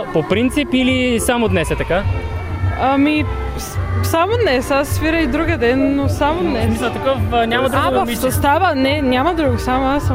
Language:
Bulgarian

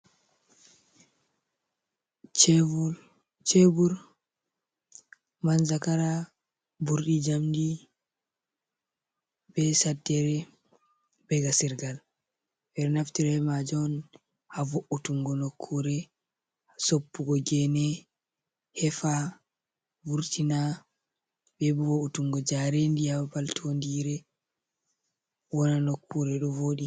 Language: Fula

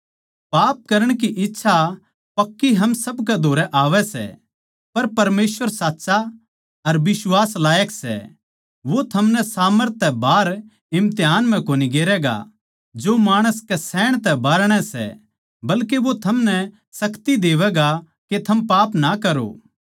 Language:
Haryanvi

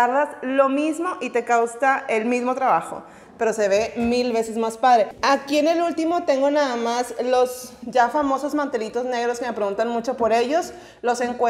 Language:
Spanish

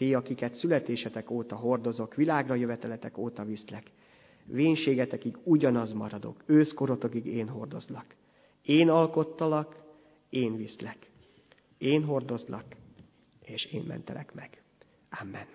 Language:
Hungarian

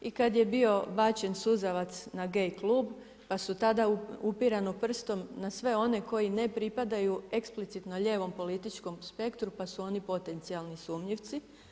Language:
Croatian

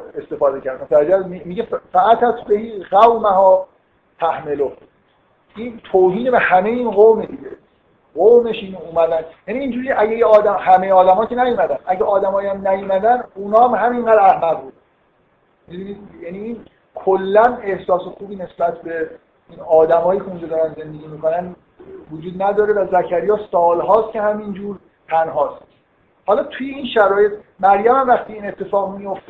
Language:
Persian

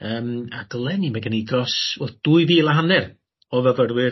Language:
Welsh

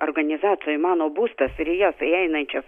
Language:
Lithuanian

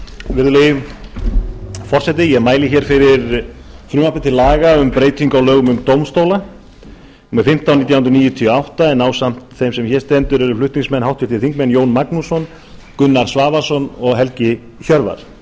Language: Icelandic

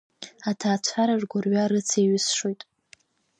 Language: Abkhazian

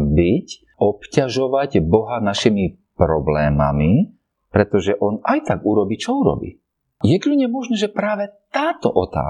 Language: Slovak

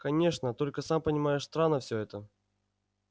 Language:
Russian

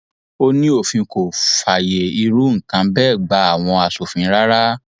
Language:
Yoruba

